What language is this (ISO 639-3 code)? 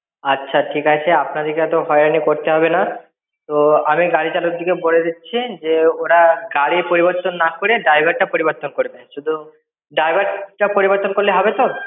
ben